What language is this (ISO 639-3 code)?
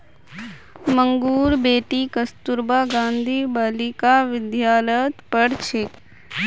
mag